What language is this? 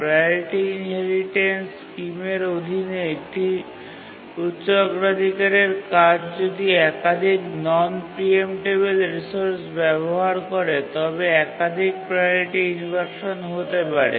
Bangla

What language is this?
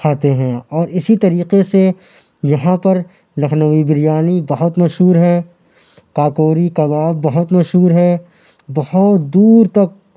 Urdu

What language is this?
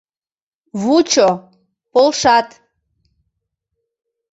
Mari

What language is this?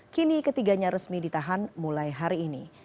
Indonesian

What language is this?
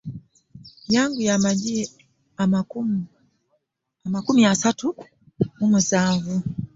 Ganda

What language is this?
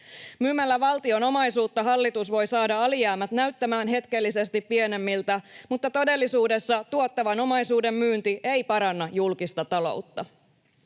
Finnish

